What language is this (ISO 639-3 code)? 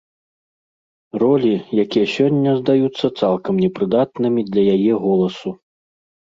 bel